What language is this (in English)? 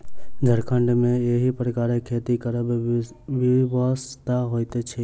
Maithili